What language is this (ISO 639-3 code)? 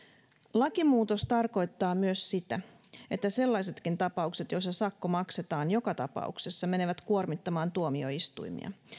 fin